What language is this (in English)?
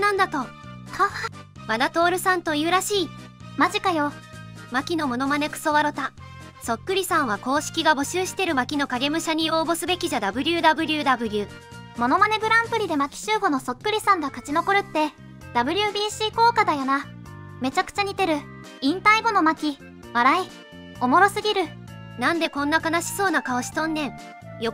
Japanese